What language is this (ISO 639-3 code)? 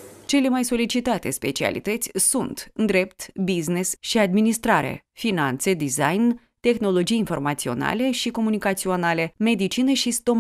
ron